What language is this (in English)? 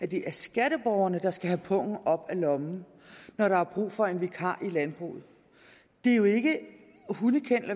Danish